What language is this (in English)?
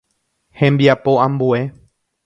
Guarani